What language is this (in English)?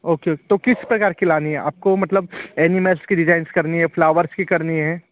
Hindi